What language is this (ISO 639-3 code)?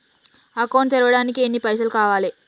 tel